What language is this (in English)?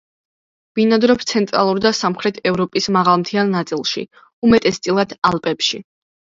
Georgian